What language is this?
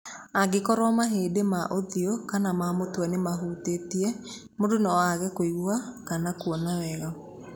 Kikuyu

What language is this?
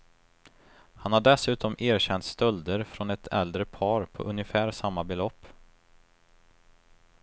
Swedish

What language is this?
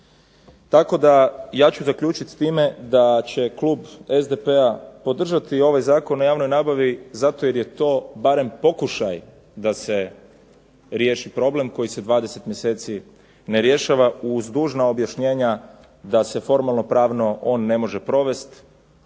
Croatian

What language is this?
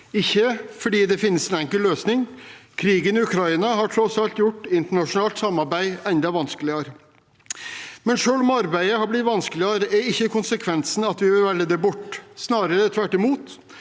Norwegian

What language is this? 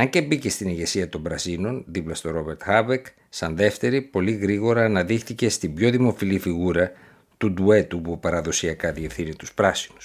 Greek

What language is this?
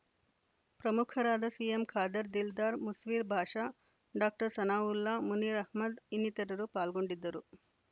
Kannada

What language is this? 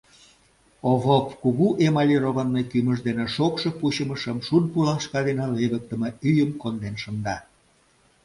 Mari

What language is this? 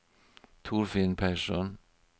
Norwegian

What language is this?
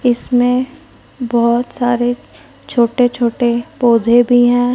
Hindi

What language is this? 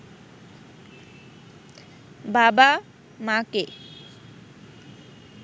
Bangla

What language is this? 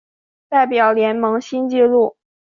Chinese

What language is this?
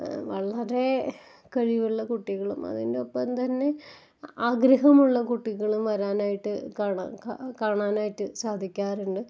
Malayalam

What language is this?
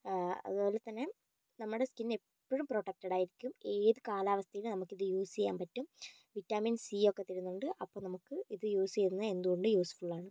Malayalam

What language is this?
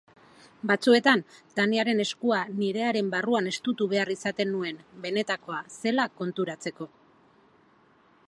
Basque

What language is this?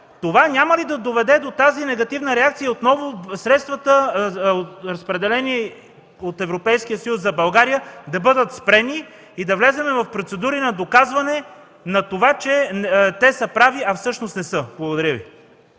Bulgarian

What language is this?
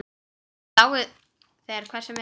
Icelandic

